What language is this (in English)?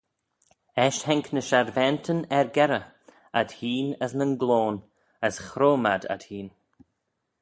Manx